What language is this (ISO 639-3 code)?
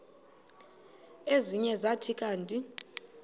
xho